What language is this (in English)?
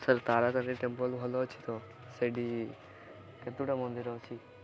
Odia